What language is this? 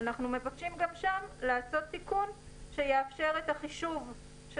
Hebrew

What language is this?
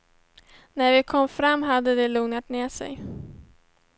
Swedish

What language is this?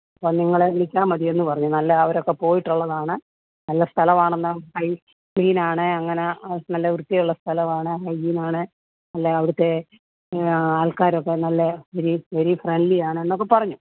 Malayalam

